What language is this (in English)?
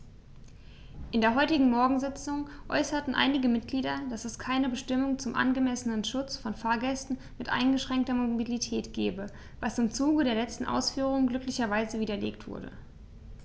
German